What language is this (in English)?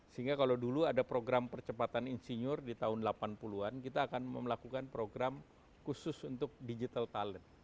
Indonesian